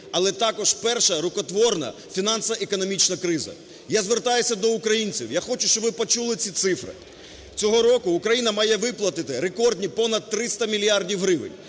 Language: Ukrainian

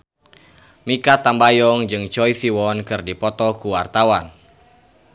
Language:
Sundanese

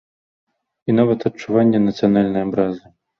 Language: Belarusian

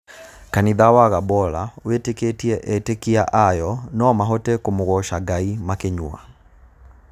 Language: Kikuyu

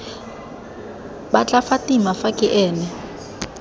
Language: Tswana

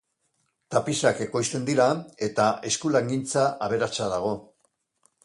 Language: Basque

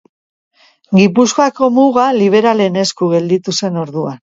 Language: Basque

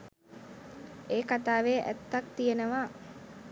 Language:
Sinhala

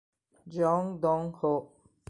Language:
Italian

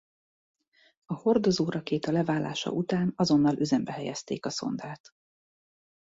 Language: Hungarian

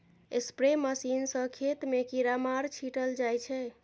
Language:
Maithili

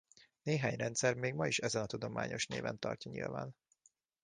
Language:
Hungarian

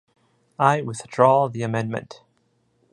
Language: English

